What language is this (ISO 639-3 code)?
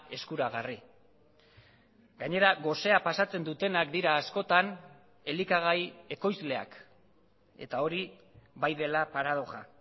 eus